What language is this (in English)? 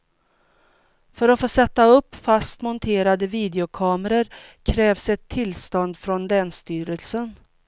Swedish